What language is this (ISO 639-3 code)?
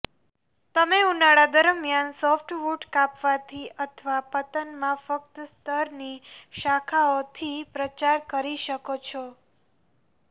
guj